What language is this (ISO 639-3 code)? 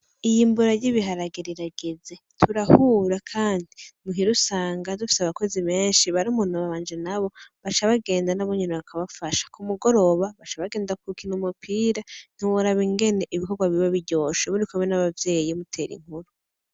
run